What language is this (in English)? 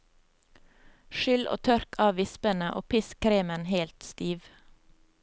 Norwegian